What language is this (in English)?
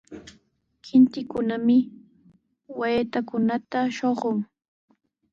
Sihuas Ancash Quechua